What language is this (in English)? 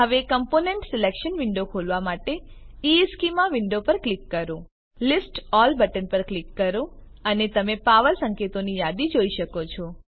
Gujarati